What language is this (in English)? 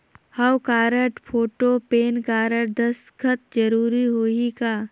Chhattisgarhi